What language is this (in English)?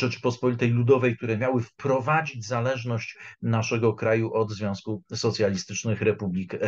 Polish